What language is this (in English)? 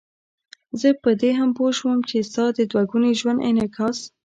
Pashto